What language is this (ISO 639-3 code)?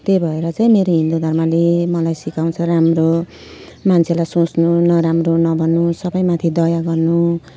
nep